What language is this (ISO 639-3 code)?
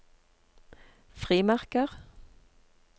nor